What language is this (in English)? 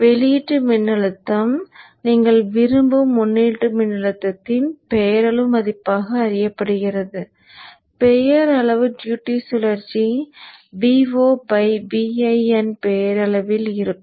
Tamil